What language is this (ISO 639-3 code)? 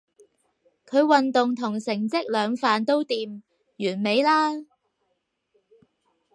yue